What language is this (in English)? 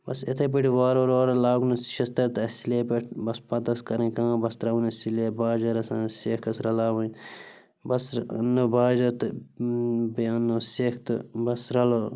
Kashmiri